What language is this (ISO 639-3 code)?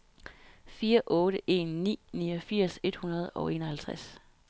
dan